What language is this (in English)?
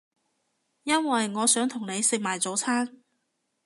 Cantonese